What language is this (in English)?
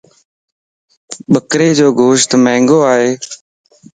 Lasi